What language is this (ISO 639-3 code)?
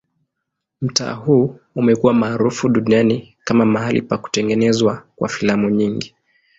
swa